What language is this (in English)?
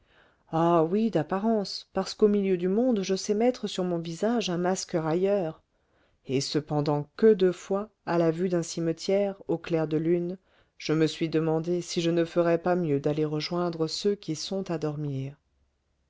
French